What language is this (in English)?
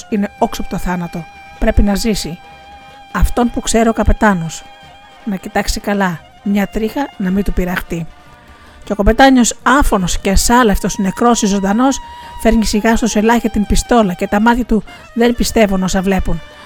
Greek